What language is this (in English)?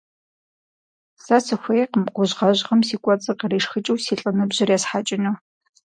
Kabardian